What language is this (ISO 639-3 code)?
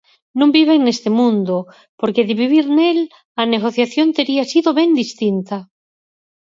glg